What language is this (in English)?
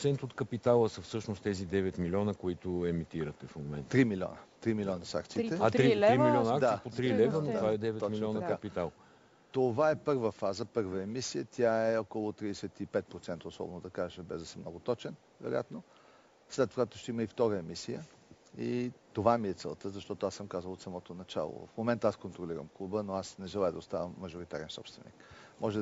Bulgarian